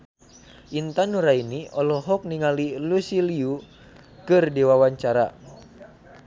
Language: Sundanese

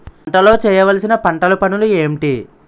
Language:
Telugu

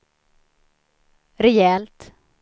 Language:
Swedish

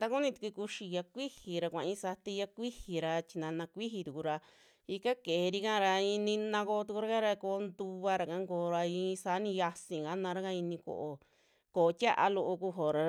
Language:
Western Juxtlahuaca Mixtec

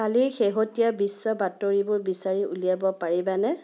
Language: Assamese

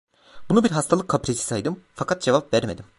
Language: Turkish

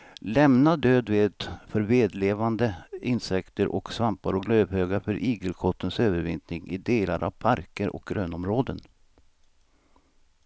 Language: Swedish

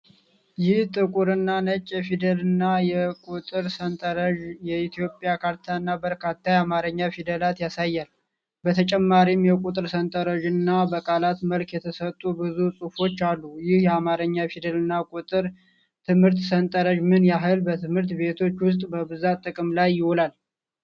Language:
Amharic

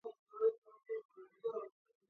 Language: Georgian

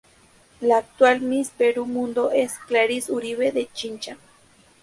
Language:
Spanish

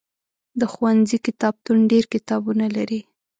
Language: Pashto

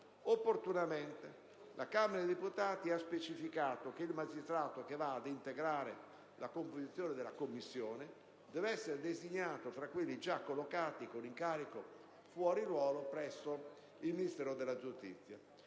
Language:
Italian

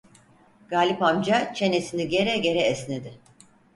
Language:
Turkish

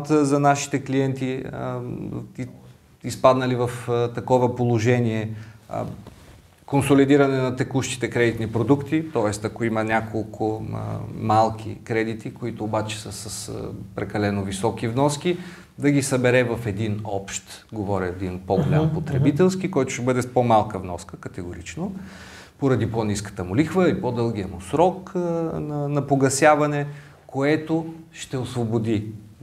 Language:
Bulgarian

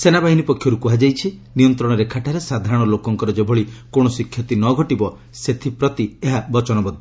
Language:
Odia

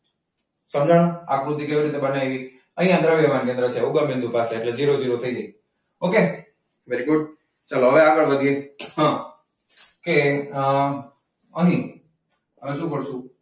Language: Gujarati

